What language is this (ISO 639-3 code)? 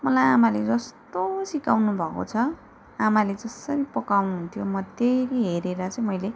nep